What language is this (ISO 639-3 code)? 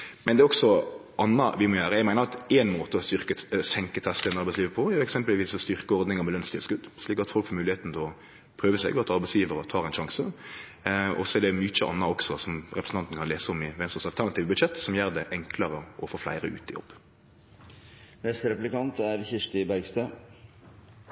nno